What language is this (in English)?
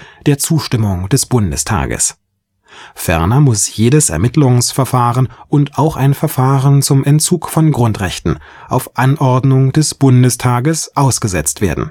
German